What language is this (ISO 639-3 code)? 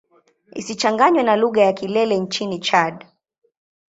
swa